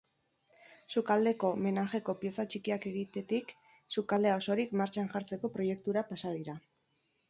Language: Basque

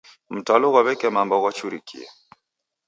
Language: Taita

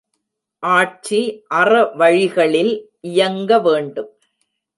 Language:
Tamil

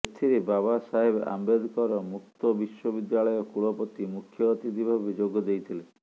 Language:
Odia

